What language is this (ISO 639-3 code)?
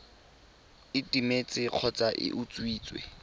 tsn